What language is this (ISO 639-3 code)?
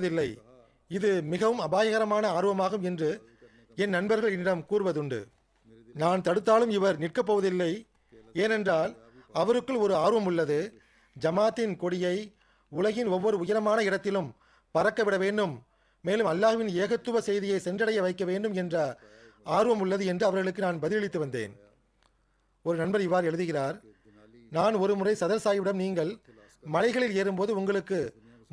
tam